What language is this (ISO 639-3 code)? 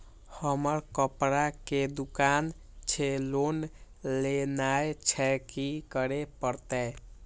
mai